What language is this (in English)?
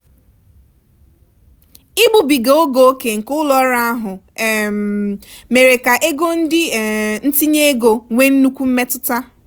Igbo